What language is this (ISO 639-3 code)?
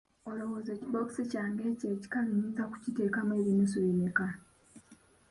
lug